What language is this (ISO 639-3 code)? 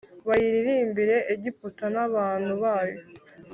kin